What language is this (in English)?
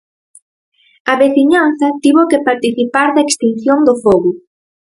Galician